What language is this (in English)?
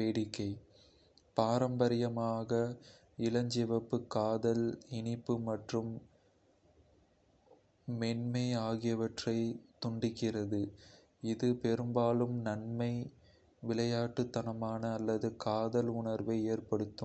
Kota (India)